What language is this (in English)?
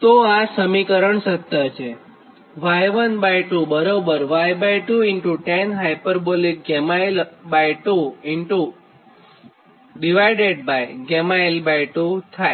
Gujarati